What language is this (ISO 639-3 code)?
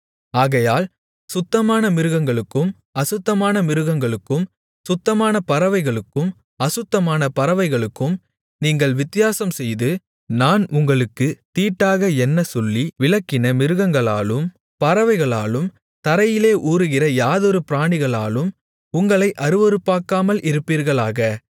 tam